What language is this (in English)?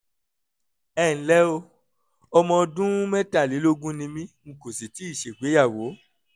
Yoruba